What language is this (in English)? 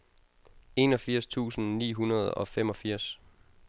Danish